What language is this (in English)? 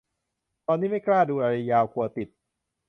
Thai